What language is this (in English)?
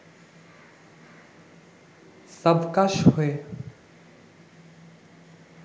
Bangla